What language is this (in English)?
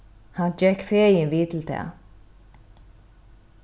Faroese